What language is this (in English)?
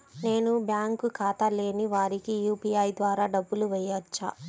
Telugu